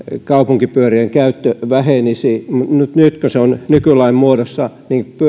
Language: Finnish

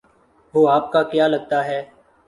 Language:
Urdu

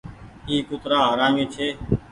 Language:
Goaria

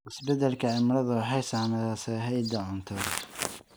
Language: Somali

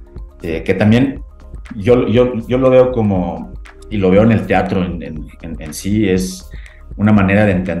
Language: Spanish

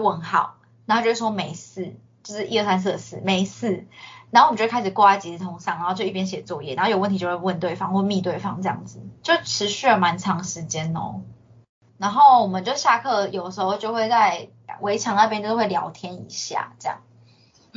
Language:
Chinese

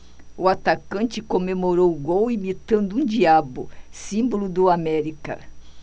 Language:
Portuguese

